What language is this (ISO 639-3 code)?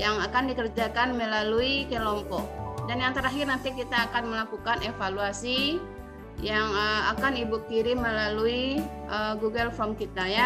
ind